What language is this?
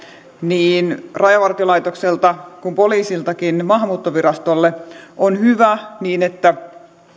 Finnish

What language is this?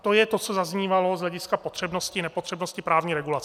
Czech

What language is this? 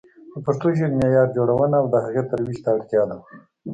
Pashto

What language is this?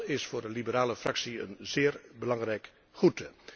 Dutch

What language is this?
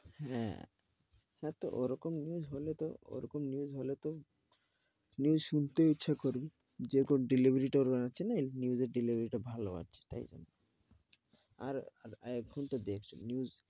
Bangla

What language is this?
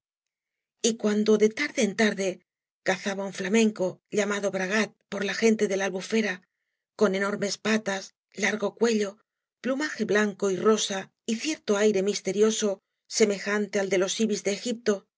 Spanish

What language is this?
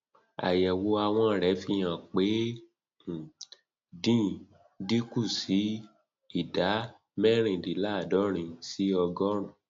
Yoruba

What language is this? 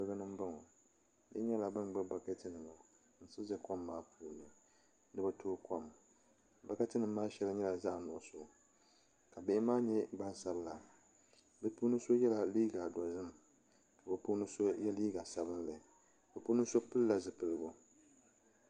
Dagbani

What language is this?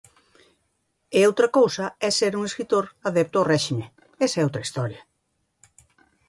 Galician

